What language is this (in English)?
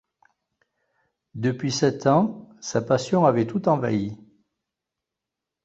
French